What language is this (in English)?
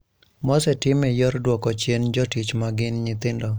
Luo (Kenya and Tanzania)